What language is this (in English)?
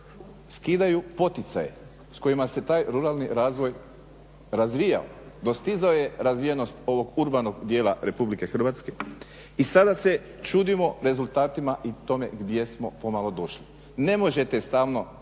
Croatian